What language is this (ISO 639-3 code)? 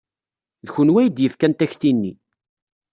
kab